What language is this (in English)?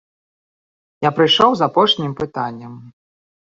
Belarusian